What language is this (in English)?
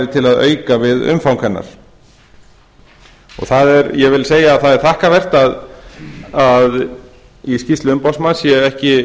Icelandic